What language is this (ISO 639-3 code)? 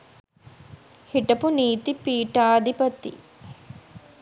sin